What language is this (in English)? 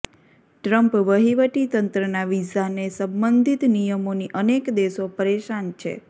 Gujarati